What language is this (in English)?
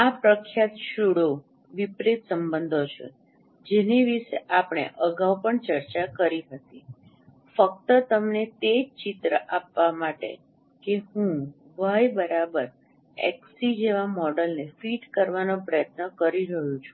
Gujarati